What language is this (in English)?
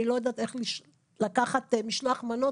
Hebrew